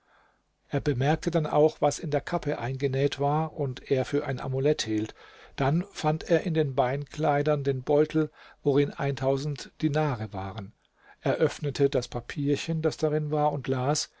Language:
German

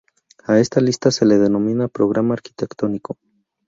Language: Spanish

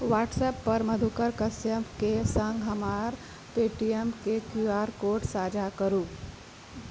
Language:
Maithili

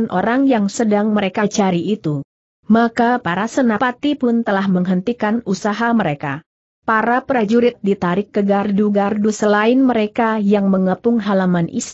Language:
Indonesian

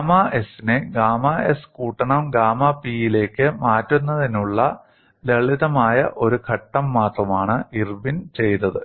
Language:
Malayalam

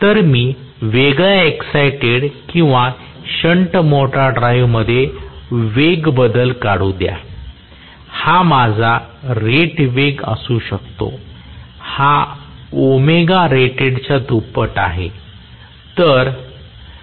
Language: Marathi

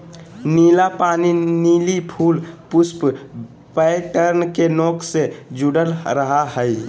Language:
Magahi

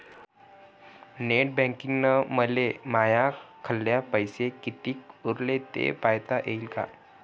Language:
Marathi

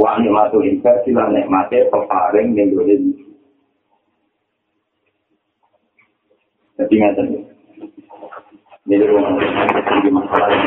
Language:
Malay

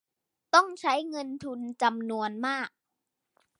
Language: Thai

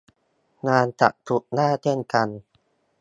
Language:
Thai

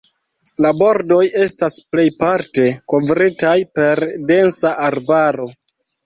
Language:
Esperanto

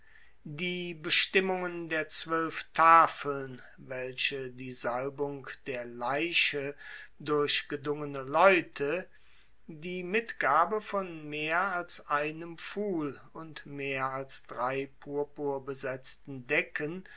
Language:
German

